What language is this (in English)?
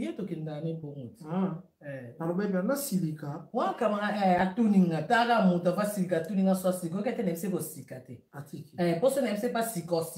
French